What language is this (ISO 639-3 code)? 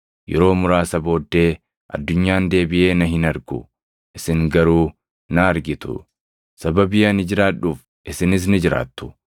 orm